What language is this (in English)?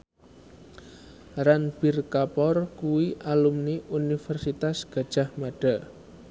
Javanese